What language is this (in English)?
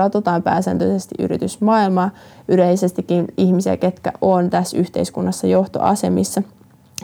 Finnish